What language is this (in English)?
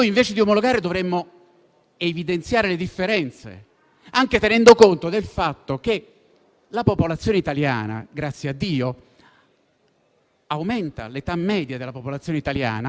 Italian